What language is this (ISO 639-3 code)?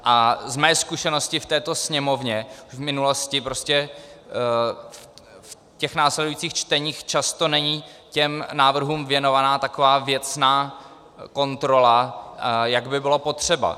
ces